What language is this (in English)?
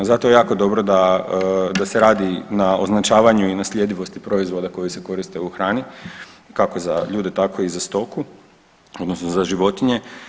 Croatian